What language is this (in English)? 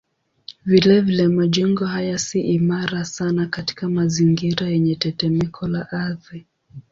Swahili